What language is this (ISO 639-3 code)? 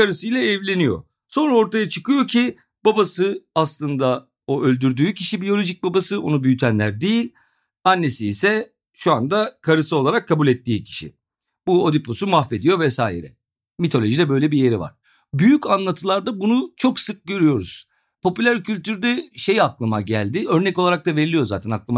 tur